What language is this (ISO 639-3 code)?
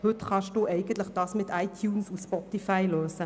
gsw